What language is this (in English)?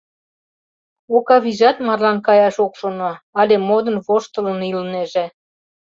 Mari